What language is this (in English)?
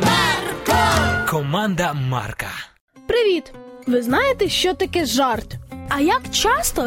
Ukrainian